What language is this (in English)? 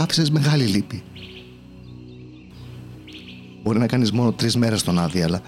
Greek